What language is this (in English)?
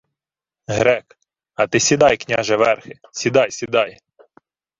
Ukrainian